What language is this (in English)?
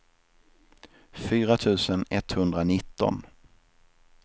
Swedish